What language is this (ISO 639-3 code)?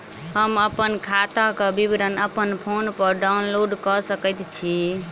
mai